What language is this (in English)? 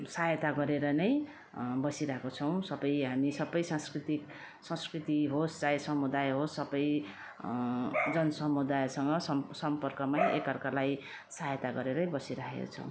Nepali